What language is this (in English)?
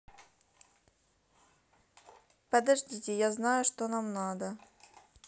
Russian